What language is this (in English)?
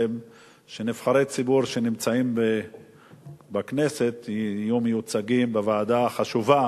Hebrew